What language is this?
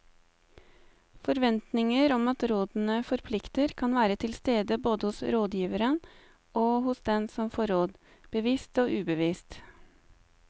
Norwegian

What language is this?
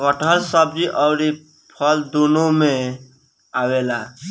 Bhojpuri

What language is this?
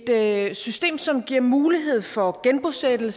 Danish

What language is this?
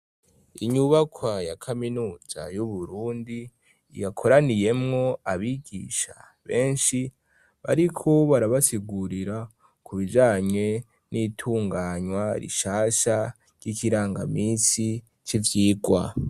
Rundi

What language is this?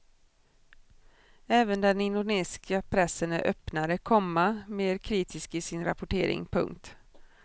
Swedish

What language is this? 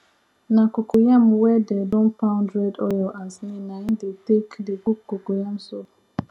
Nigerian Pidgin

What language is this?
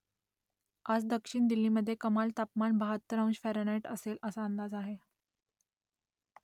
Marathi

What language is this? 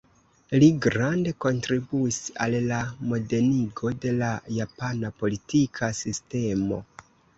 Esperanto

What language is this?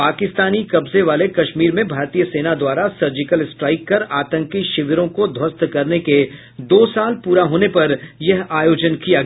Hindi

